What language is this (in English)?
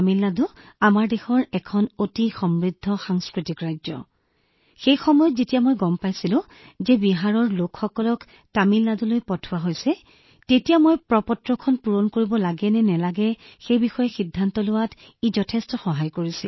Assamese